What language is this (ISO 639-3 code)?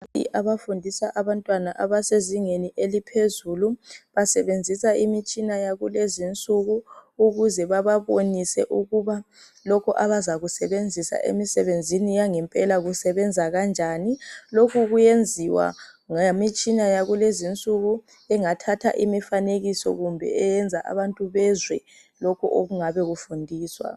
nde